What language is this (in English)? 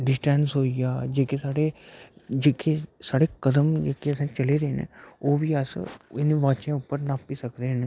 Dogri